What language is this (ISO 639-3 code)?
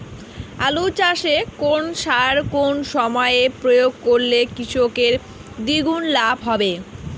ben